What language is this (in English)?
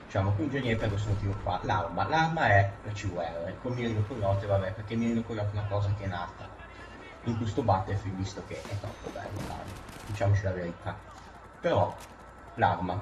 Italian